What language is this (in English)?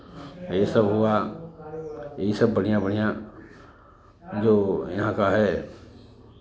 Hindi